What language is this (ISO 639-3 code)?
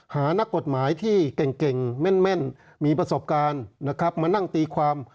tha